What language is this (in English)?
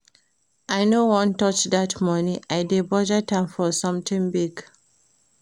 Nigerian Pidgin